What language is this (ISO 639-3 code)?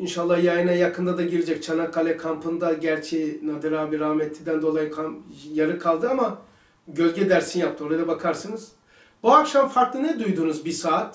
tur